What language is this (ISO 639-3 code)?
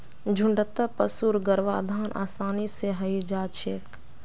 mag